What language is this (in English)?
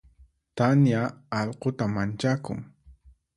Puno Quechua